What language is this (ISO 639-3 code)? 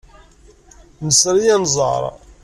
kab